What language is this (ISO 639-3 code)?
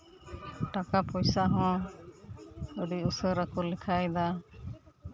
sat